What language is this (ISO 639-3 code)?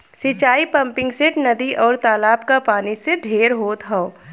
bho